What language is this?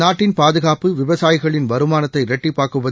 Tamil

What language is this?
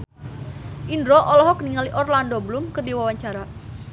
Sundanese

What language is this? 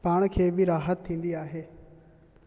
Sindhi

